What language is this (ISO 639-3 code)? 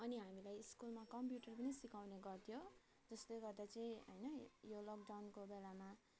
nep